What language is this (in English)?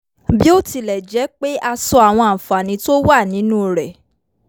Yoruba